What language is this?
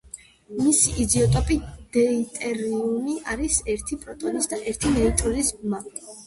Georgian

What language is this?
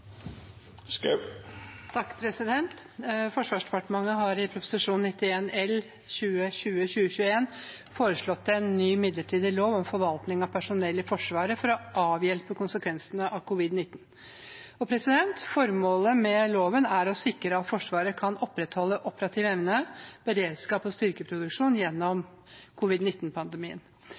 Norwegian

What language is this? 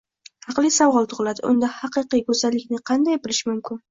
Uzbek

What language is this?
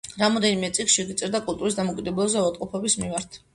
Georgian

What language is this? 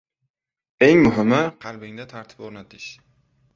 Uzbek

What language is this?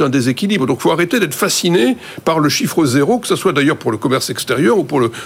French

